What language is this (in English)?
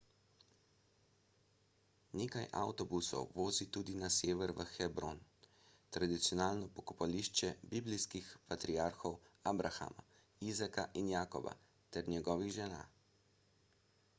Slovenian